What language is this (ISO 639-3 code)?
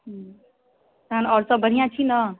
mai